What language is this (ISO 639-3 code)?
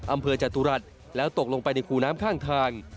tha